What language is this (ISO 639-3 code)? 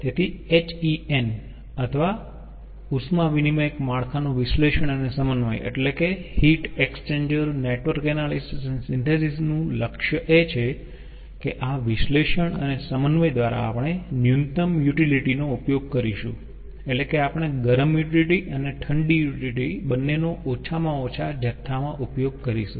guj